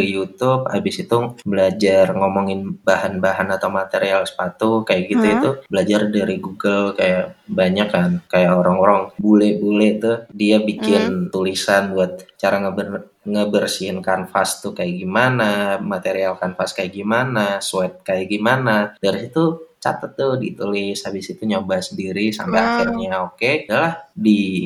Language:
Indonesian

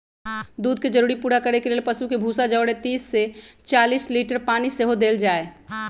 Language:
Magahi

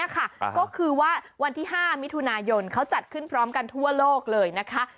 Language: Thai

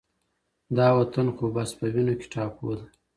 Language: Pashto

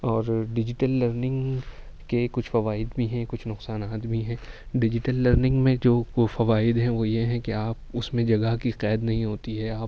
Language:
Urdu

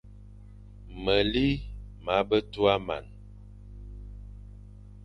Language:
Fang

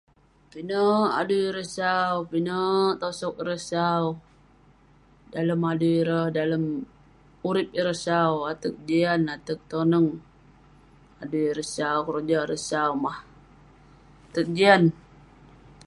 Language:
Western Penan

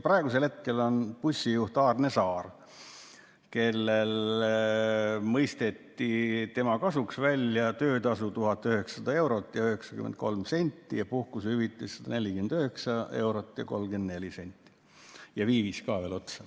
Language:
Estonian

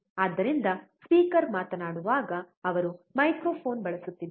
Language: Kannada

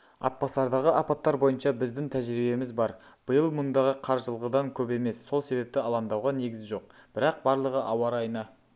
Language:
Kazakh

